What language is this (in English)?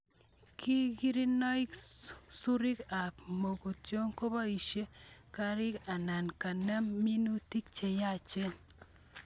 Kalenjin